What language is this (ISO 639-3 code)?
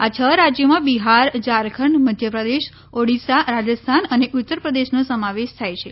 guj